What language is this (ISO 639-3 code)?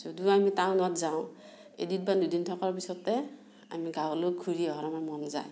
asm